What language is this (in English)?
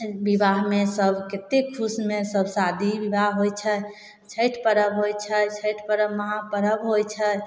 Maithili